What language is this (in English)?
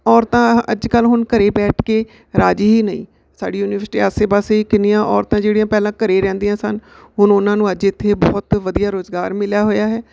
Punjabi